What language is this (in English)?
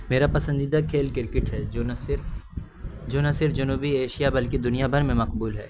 Urdu